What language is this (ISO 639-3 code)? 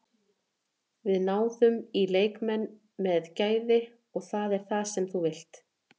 isl